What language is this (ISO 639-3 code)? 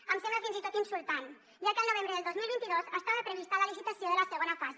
cat